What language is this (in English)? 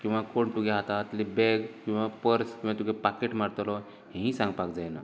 Konkani